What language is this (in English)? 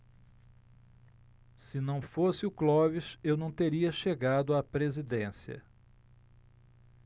Portuguese